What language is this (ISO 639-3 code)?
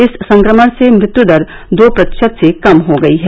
hin